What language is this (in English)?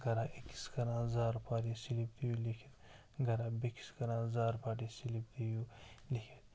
Kashmiri